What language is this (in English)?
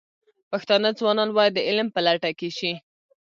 Pashto